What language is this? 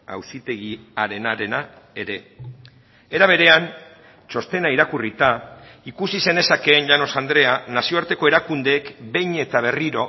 Basque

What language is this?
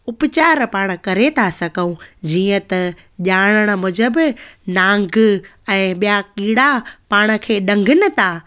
Sindhi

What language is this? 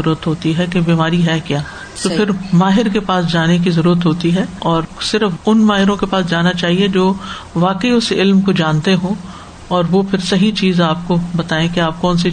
Urdu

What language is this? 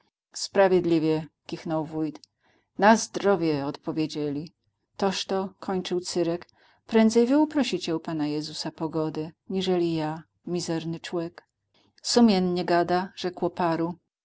Polish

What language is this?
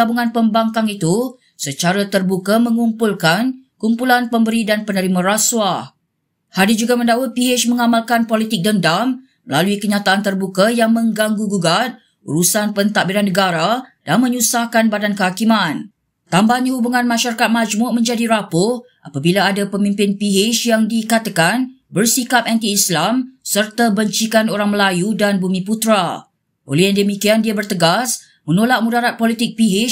Malay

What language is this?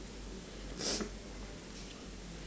English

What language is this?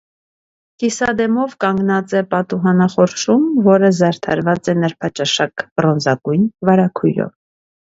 Armenian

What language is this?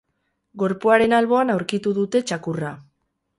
Basque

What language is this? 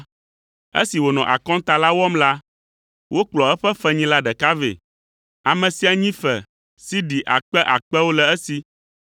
Ewe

